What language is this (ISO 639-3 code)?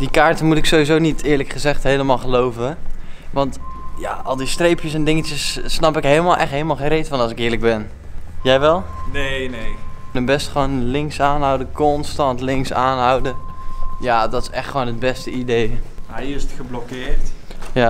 nld